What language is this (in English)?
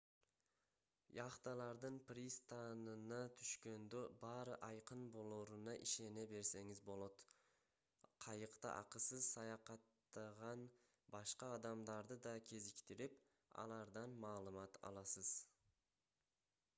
Kyrgyz